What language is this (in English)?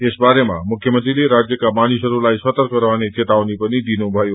Nepali